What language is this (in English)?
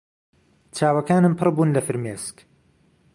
Central Kurdish